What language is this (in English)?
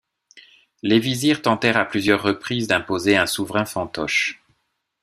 French